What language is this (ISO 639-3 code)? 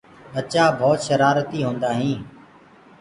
ggg